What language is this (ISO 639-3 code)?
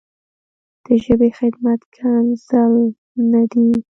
pus